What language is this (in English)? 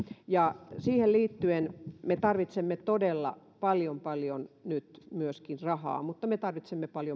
Finnish